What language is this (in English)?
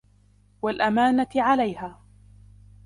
Arabic